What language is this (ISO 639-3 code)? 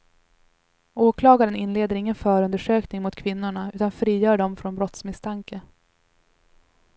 swe